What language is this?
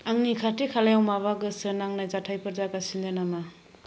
Bodo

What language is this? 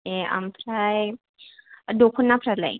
Bodo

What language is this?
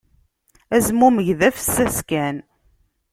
Kabyle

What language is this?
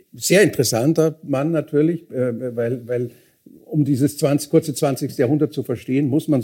German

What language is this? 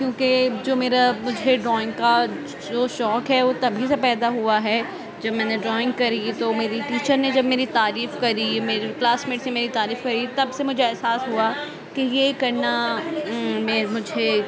Urdu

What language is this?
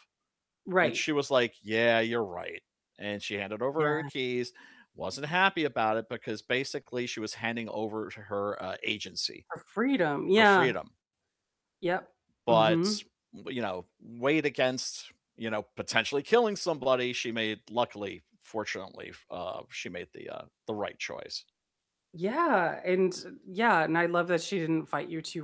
English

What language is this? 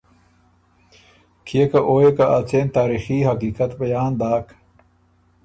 Ormuri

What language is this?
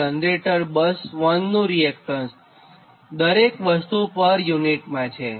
Gujarati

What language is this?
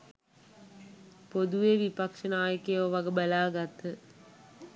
Sinhala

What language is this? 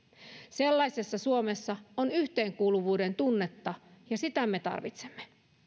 Finnish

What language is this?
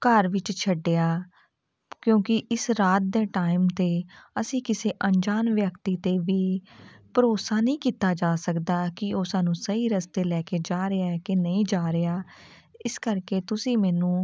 Punjabi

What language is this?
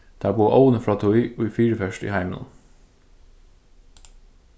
Faroese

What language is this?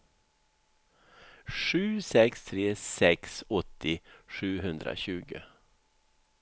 Swedish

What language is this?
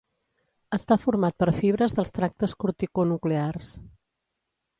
Catalan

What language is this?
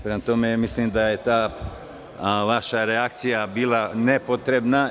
Serbian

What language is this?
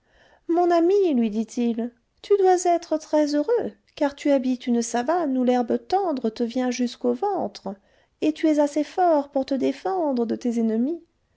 French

